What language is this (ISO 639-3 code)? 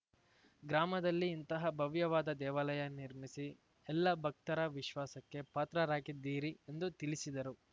kan